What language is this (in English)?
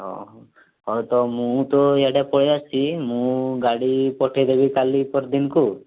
Odia